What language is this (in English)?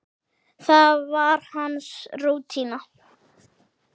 Icelandic